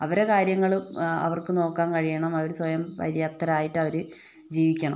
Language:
Malayalam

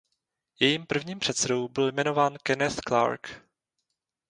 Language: Czech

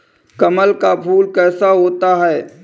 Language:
Hindi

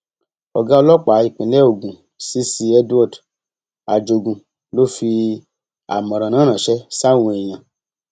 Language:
Yoruba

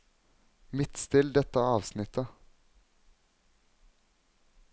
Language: Norwegian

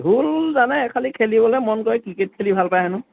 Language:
Assamese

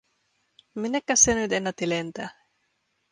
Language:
Finnish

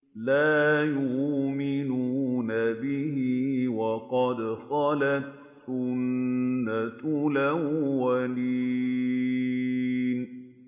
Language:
Arabic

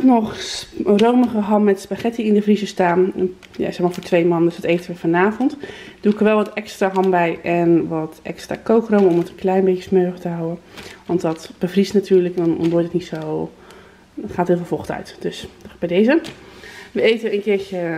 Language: Dutch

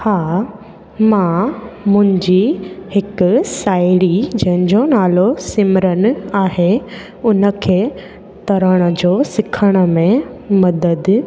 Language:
Sindhi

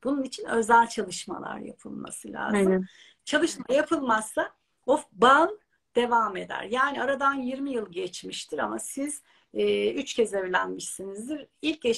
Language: Turkish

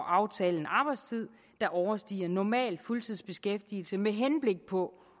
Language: Danish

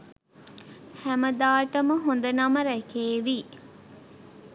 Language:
Sinhala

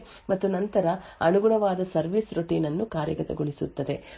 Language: Kannada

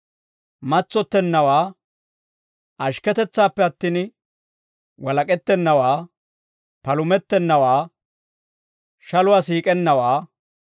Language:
Dawro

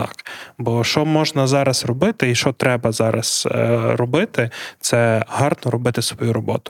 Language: Ukrainian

